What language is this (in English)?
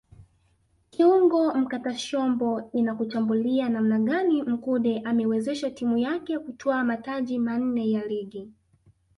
Swahili